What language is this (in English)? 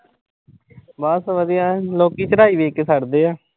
Punjabi